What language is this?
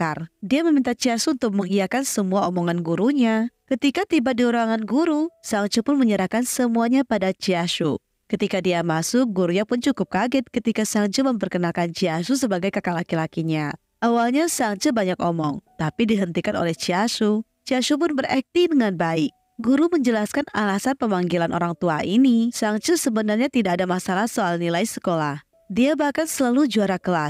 Indonesian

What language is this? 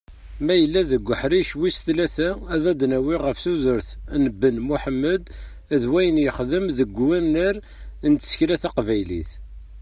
Kabyle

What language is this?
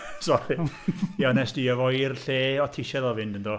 Welsh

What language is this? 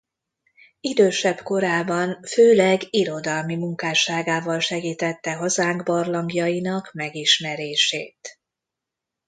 Hungarian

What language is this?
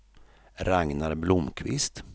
Swedish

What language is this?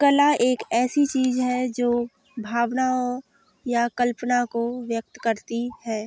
Hindi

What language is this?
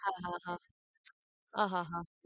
Gujarati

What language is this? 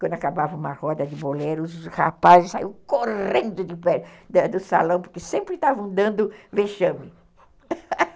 Portuguese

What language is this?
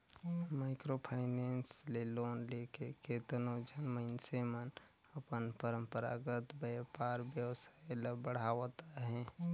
Chhattisgarhi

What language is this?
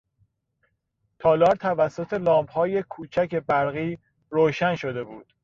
Persian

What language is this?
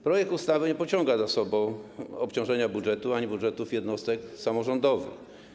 Polish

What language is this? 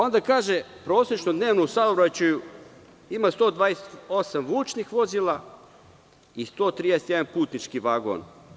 Serbian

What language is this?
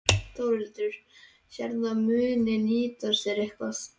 Icelandic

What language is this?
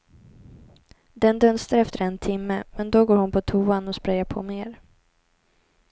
Swedish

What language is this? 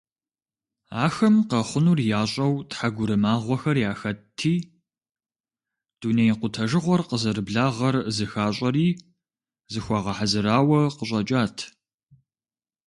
Kabardian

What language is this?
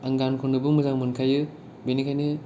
Bodo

